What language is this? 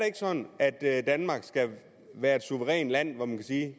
Danish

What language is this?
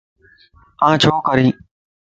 Lasi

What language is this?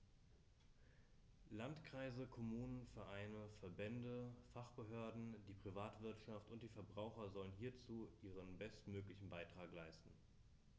German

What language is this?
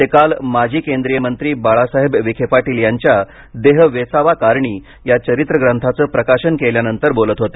Marathi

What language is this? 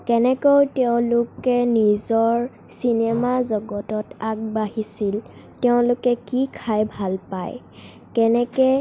Assamese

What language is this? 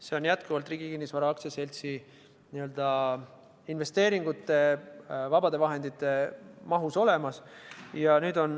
Estonian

